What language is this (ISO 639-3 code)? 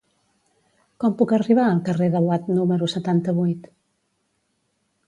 cat